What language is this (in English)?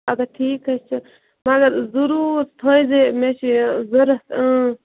Kashmiri